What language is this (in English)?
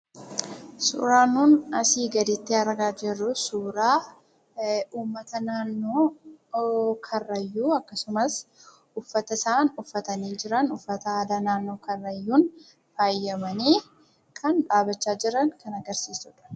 Oromo